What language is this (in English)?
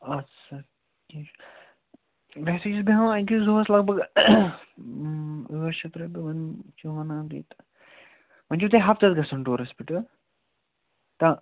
Kashmiri